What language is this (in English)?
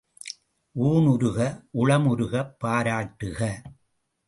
Tamil